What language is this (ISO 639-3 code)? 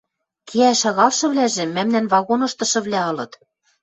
mrj